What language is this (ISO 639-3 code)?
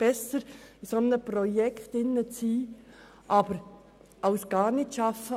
gsw